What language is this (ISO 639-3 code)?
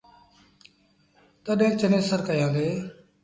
sbn